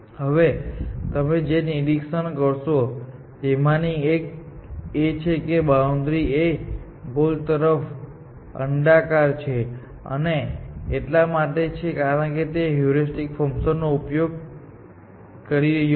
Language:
Gujarati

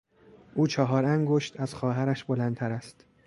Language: Persian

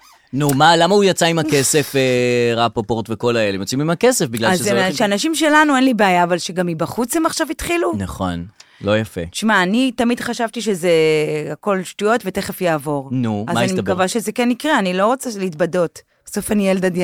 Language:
Hebrew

